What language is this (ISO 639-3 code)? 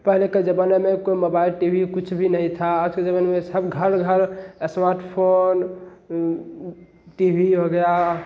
hin